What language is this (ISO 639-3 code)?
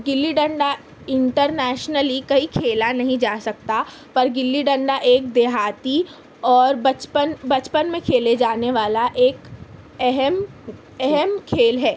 urd